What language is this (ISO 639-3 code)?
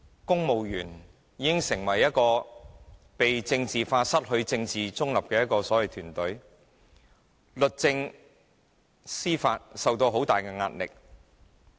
yue